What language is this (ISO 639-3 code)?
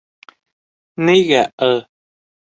bak